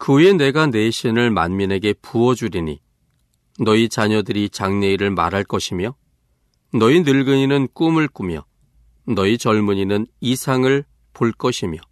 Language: Korean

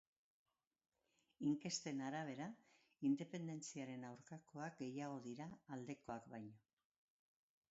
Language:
Basque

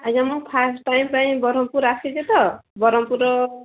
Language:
Odia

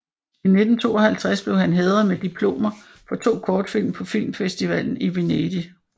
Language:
Danish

